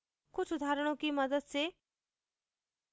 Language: Hindi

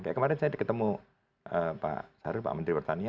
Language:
Indonesian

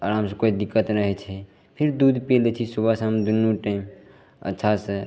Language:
Maithili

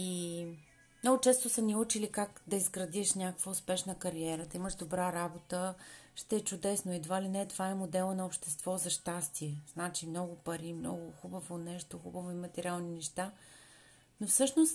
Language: Bulgarian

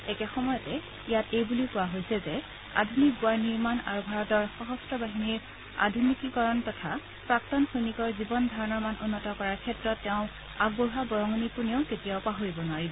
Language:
Assamese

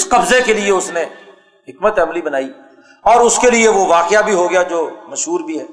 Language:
Urdu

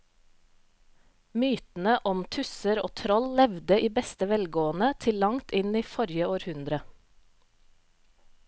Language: Norwegian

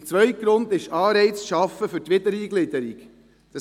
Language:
Swiss German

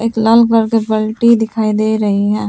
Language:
Hindi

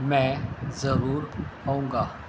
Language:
Urdu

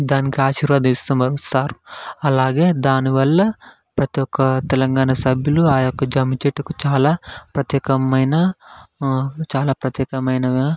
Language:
Telugu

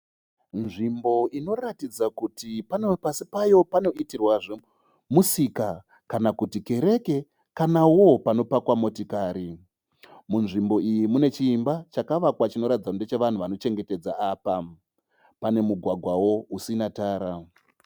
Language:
Shona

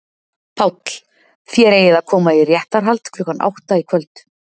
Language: Icelandic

